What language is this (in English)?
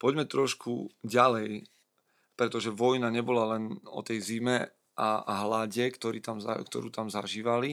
Slovak